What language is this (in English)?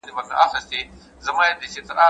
Pashto